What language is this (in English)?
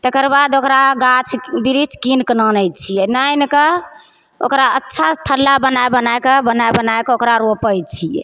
Maithili